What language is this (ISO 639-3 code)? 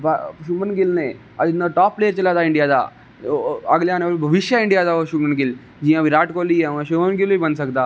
doi